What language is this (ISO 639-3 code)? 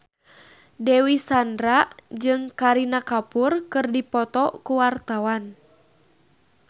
sun